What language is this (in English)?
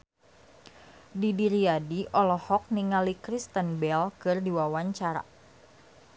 Sundanese